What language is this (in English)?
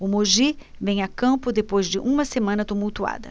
Portuguese